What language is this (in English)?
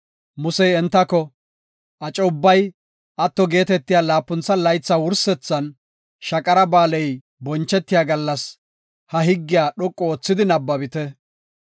Gofa